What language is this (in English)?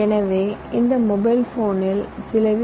Tamil